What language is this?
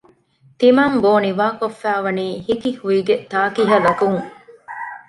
Divehi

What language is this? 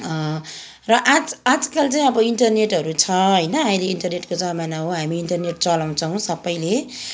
Nepali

